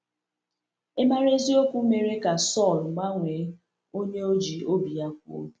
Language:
Igbo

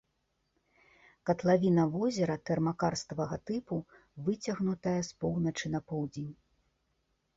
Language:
Belarusian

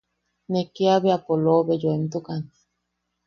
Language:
Yaqui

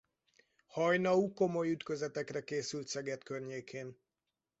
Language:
Hungarian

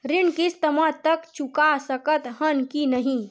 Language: Chhattisgarhi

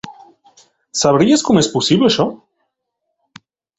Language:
Catalan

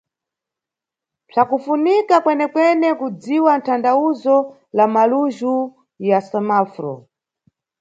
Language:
Nyungwe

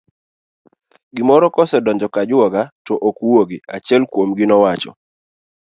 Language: Luo (Kenya and Tanzania)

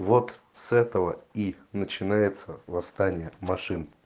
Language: Russian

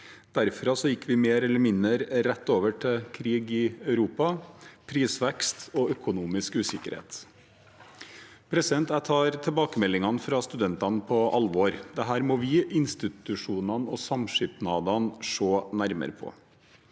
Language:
Norwegian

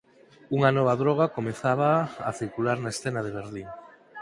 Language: Galician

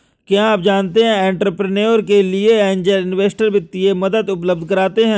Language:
Hindi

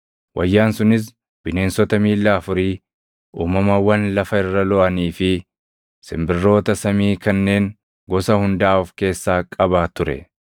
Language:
Oromo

